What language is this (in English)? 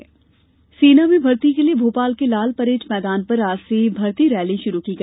Hindi